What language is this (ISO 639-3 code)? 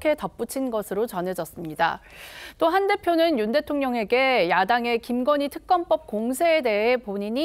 kor